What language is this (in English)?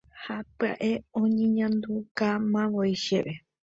Guarani